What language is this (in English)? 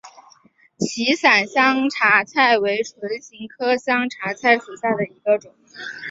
Chinese